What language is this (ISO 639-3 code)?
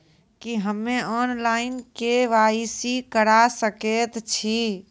mai